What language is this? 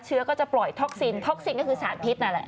Thai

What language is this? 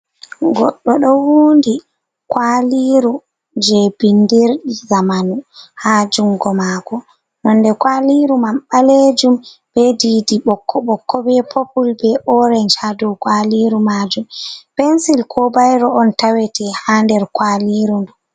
Fula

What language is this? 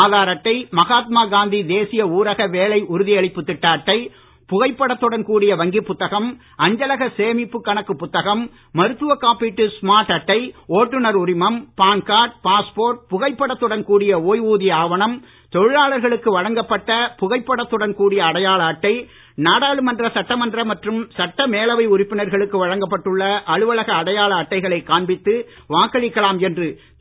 Tamil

